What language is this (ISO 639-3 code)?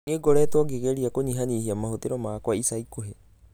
kik